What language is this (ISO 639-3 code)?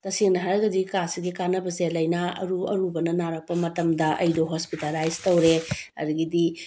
mni